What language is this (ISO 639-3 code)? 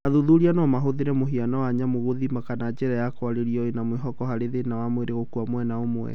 kik